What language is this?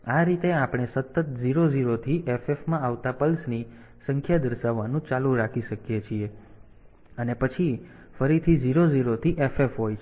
Gujarati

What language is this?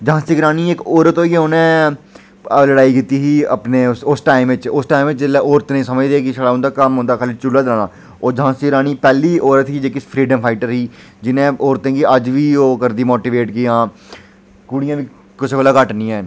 Dogri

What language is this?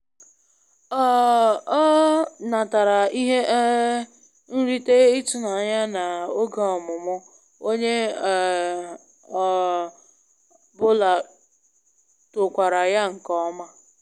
Igbo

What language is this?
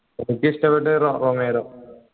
Malayalam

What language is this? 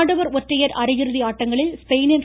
Tamil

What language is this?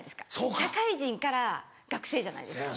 Japanese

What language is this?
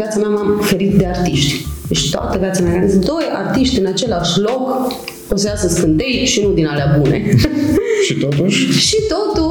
Romanian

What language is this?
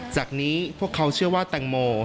Thai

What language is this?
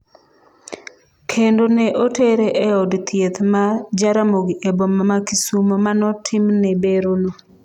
Luo (Kenya and Tanzania)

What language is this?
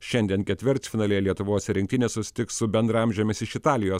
Lithuanian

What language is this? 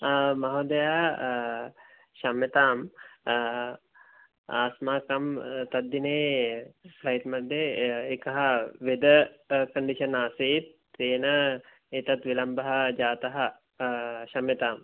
Sanskrit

